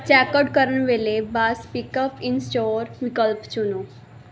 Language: Punjabi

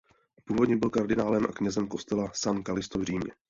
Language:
Czech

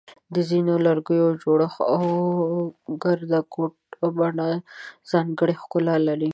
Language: Pashto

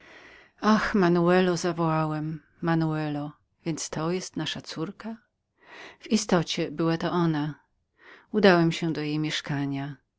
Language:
Polish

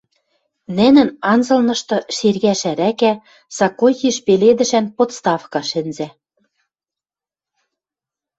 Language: Western Mari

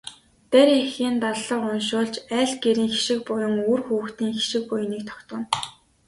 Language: Mongolian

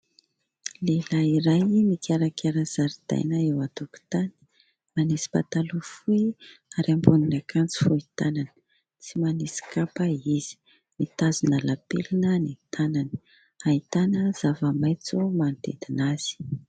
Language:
Malagasy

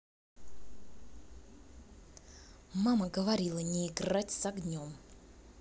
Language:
Russian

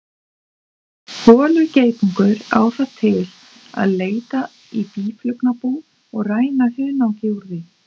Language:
Icelandic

